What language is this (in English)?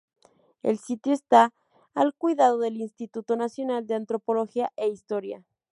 Spanish